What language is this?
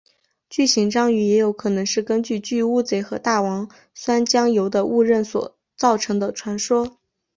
Chinese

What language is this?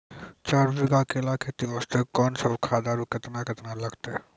Maithili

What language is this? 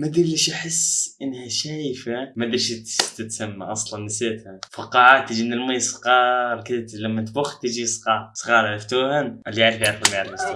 Arabic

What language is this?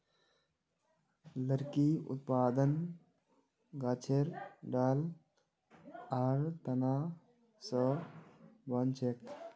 Magahi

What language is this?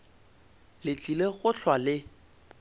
Northern Sotho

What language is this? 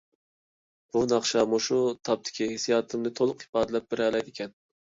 Uyghur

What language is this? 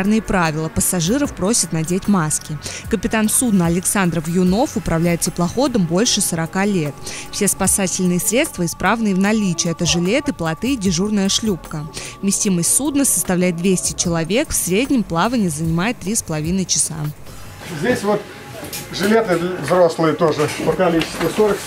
Russian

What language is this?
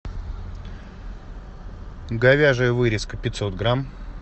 Russian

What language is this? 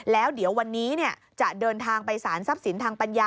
Thai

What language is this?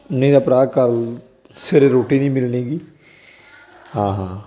Punjabi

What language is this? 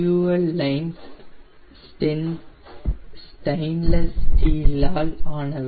Tamil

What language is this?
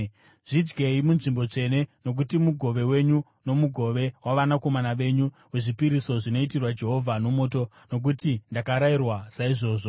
Shona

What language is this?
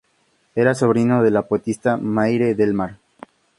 Spanish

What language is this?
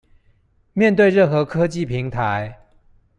Chinese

